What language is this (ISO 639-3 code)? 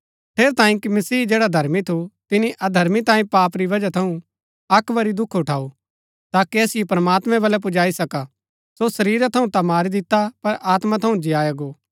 gbk